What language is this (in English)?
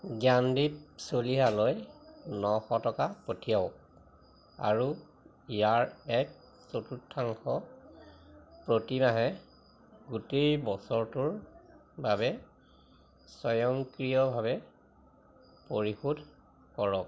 Assamese